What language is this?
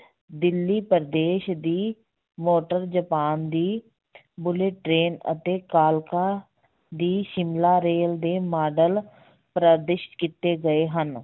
Punjabi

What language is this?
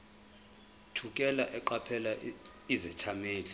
Zulu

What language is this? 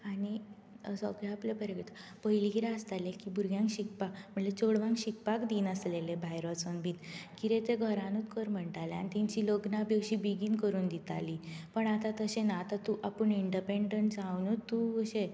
Konkani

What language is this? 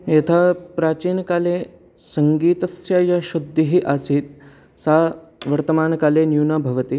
Sanskrit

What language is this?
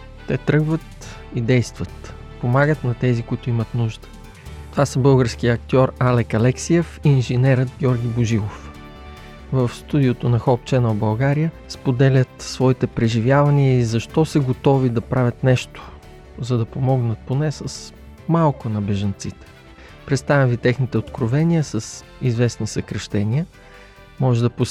Bulgarian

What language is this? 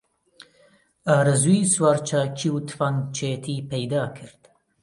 Central Kurdish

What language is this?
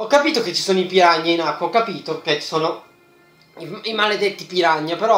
Italian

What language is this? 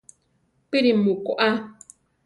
Central Tarahumara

